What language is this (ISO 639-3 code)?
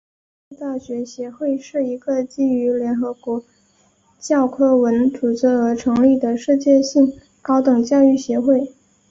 zho